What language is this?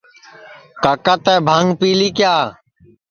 Sansi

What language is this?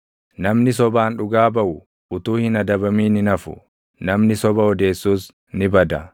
Oromo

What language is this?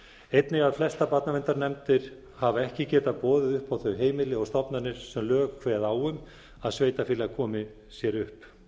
Icelandic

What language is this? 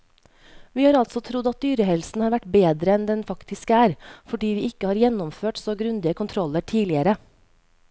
Norwegian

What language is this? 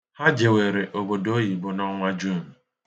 Igbo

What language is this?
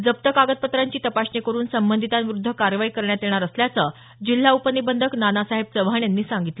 Marathi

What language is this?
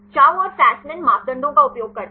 Hindi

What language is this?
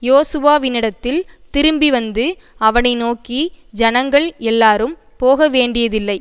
Tamil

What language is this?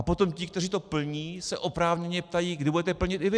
Czech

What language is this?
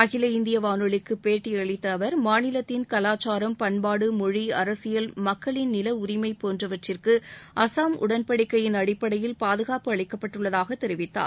Tamil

